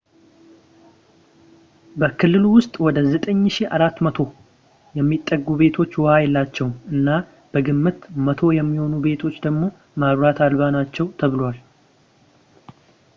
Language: Amharic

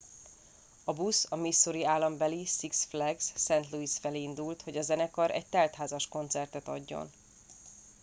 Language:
Hungarian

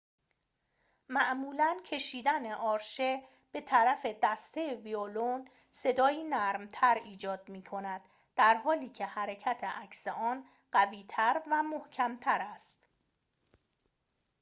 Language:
Persian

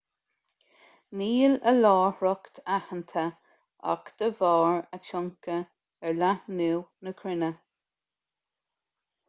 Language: Irish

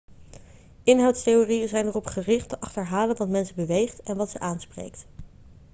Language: Dutch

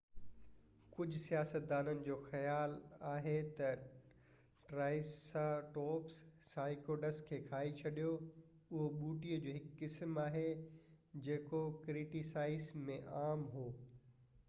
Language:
Sindhi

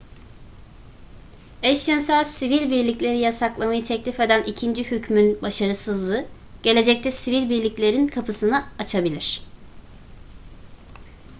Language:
Turkish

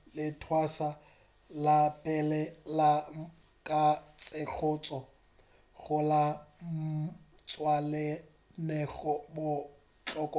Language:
Northern Sotho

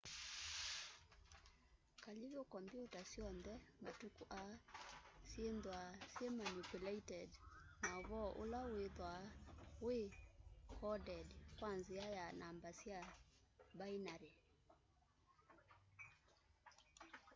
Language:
Kamba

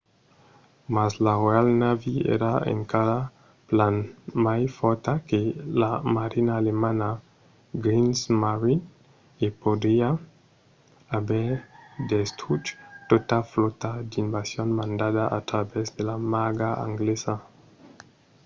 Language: Occitan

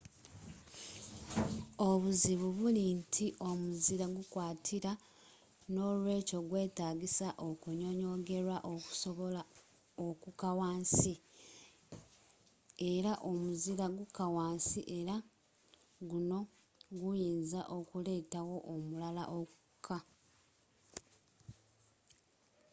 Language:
Ganda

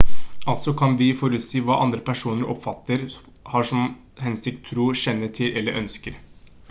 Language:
Norwegian Bokmål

